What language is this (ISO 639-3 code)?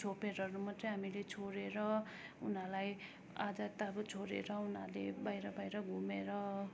nep